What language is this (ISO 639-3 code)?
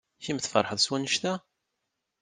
kab